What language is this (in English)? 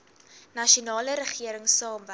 Afrikaans